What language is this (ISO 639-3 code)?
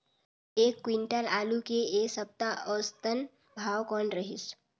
hne